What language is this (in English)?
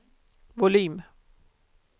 Swedish